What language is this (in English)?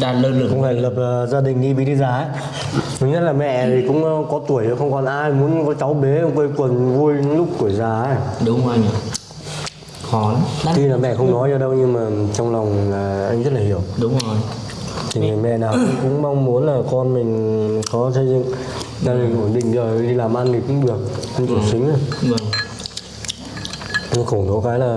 Vietnamese